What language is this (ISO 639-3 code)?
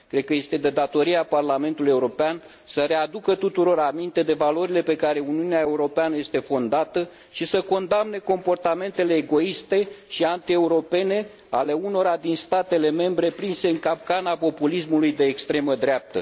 ron